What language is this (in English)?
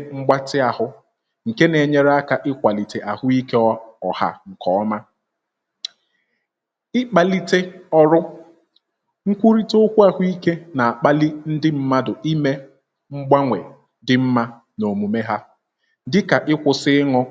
Igbo